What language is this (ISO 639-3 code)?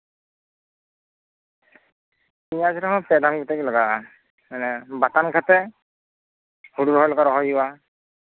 sat